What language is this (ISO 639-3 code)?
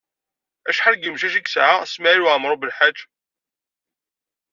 kab